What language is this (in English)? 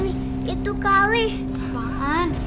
Indonesian